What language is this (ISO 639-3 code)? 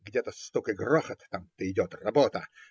rus